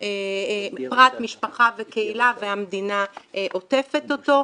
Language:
Hebrew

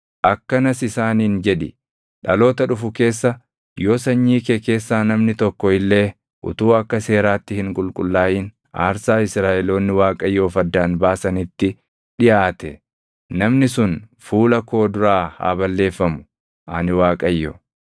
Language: Oromo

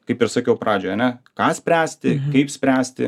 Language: Lithuanian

